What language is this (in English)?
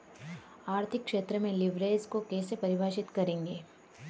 Hindi